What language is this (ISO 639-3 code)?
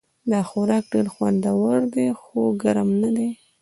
pus